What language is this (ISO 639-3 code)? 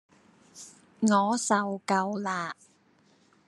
yue